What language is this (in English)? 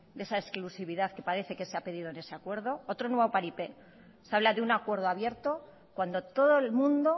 Spanish